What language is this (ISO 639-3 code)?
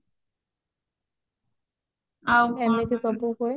ori